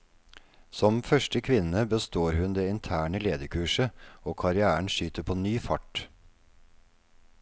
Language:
Norwegian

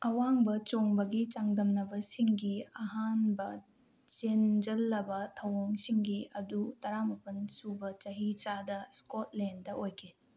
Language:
Manipuri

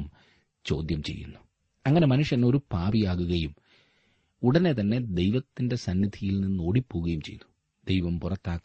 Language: Malayalam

